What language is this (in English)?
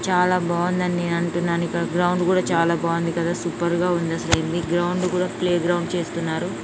Telugu